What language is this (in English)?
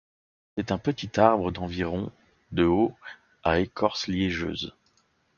French